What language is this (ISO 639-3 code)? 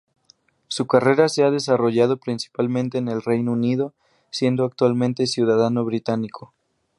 spa